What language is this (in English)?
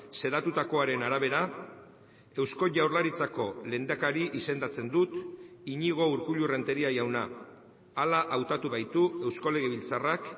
Basque